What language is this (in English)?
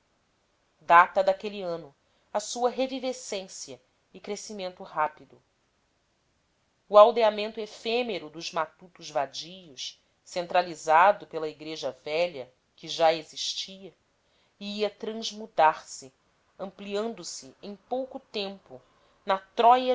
Portuguese